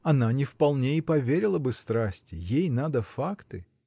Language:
Russian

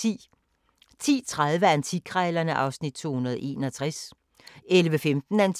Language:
Danish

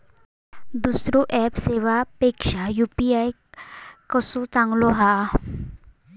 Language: Marathi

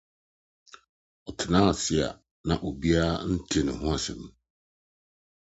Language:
Akan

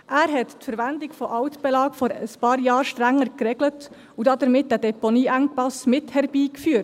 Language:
Swiss German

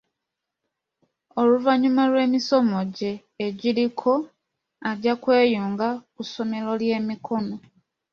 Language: Ganda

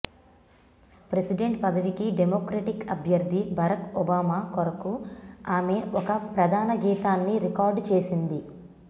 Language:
Telugu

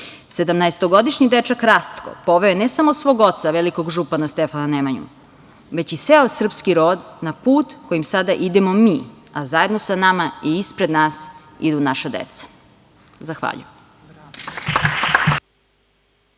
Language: Serbian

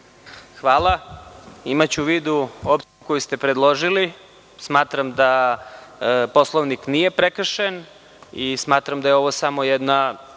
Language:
Serbian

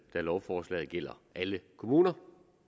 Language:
Danish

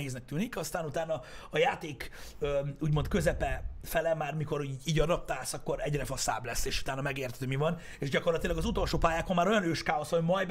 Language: Hungarian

